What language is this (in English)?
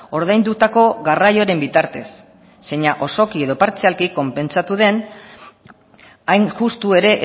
Basque